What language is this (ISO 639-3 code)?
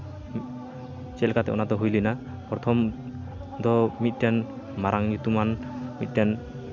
sat